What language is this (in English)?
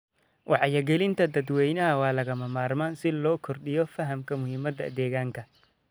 Somali